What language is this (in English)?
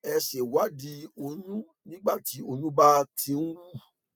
Yoruba